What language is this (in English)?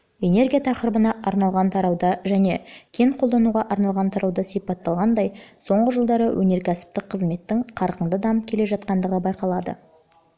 Kazakh